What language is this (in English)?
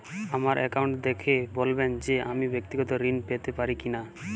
Bangla